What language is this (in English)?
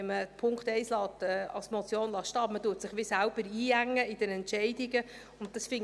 Swiss German